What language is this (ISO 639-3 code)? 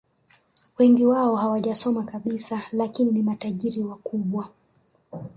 swa